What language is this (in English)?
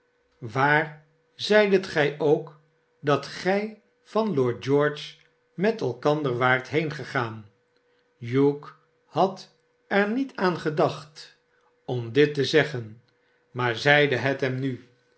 Dutch